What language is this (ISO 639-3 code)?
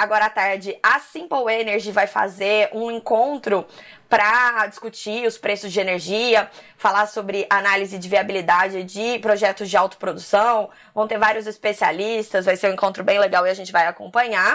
por